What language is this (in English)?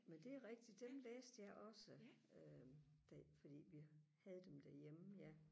Danish